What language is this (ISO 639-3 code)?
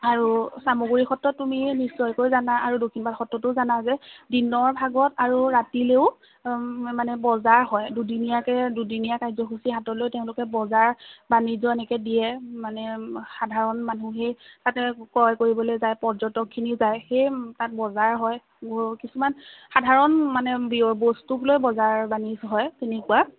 asm